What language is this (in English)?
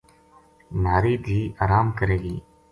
Gujari